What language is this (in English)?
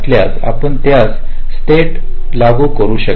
Marathi